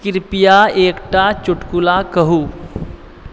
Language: Maithili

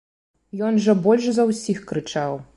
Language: Belarusian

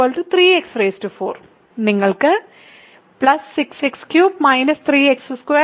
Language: Malayalam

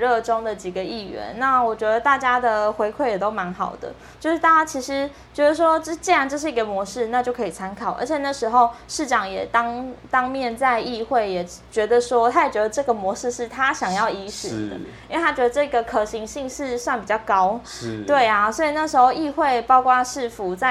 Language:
Chinese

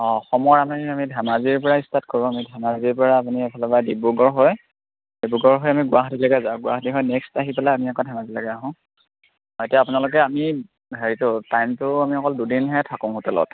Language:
Assamese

